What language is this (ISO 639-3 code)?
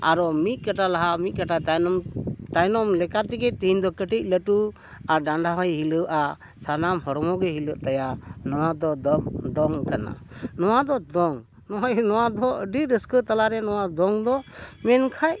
sat